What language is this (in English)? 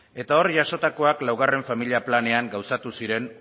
Basque